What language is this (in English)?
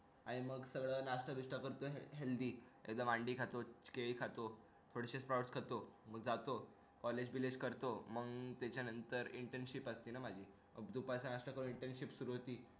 Marathi